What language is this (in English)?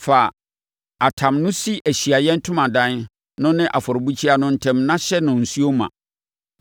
Akan